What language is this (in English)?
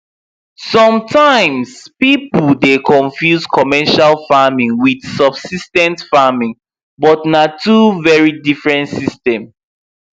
Nigerian Pidgin